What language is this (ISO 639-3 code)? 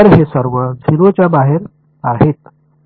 mar